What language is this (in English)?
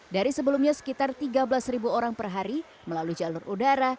Indonesian